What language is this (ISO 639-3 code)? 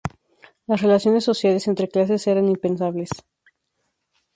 spa